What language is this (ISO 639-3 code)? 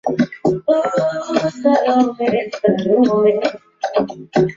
swa